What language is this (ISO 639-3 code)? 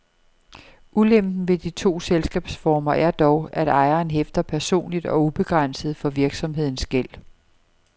dan